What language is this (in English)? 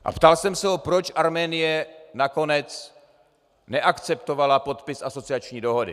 Czech